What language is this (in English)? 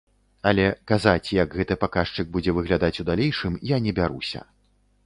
Belarusian